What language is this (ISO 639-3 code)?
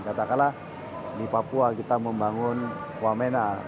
ind